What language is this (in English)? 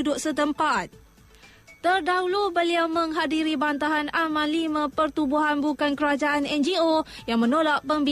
Malay